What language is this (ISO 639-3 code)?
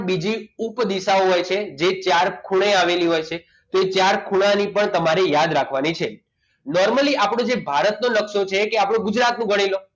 guj